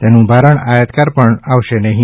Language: Gujarati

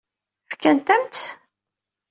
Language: Kabyle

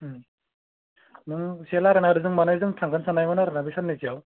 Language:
Bodo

